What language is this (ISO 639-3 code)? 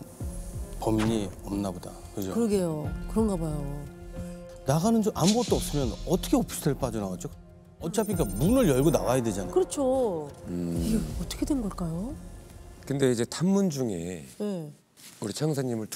kor